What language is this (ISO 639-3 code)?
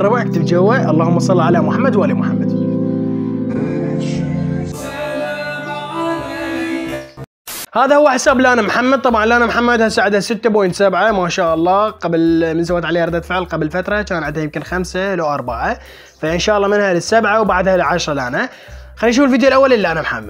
ara